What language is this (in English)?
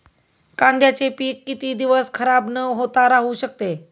Marathi